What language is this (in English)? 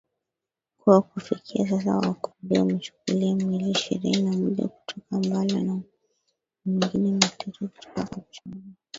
Swahili